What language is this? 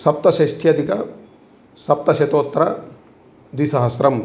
Sanskrit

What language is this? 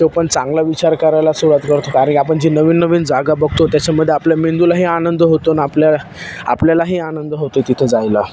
Marathi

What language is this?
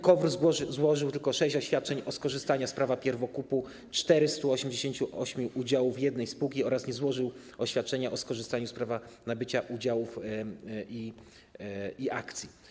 Polish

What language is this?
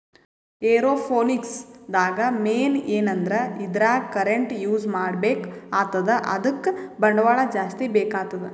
Kannada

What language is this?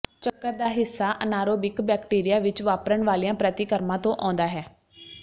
Punjabi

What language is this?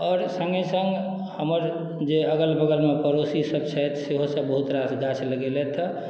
Maithili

